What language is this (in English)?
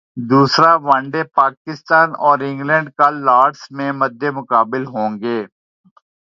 Urdu